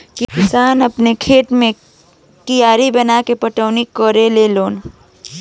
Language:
Bhojpuri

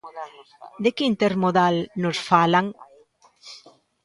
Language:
Galician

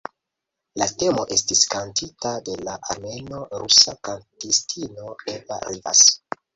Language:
Esperanto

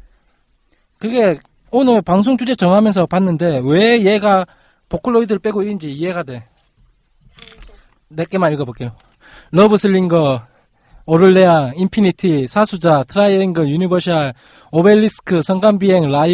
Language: Korean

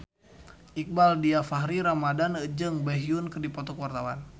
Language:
Sundanese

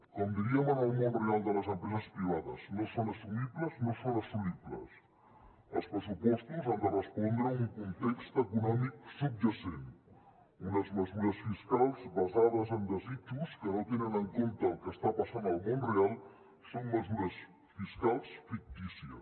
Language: Catalan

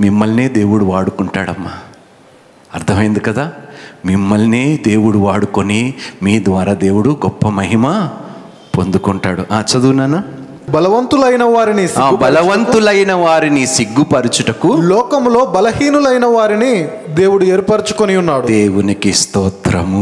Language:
Telugu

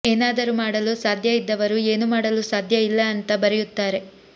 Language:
Kannada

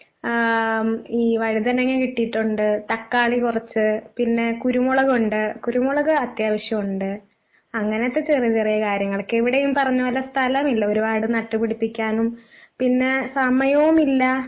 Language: Malayalam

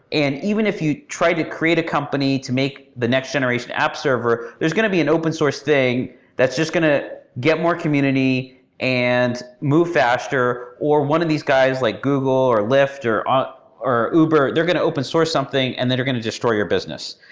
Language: English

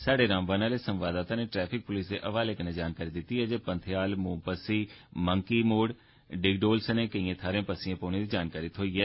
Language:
Dogri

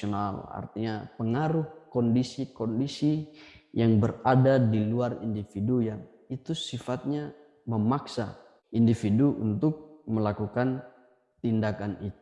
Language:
Indonesian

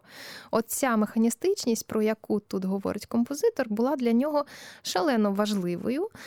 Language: Ukrainian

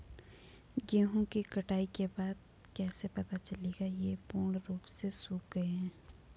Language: Hindi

